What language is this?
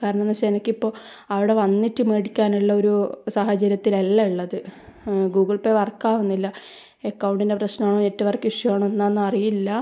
Malayalam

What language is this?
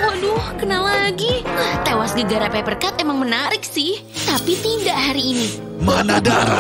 Indonesian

